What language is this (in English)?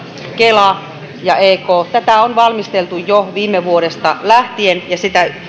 Finnish